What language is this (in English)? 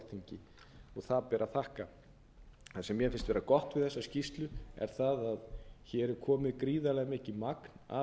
Icelandic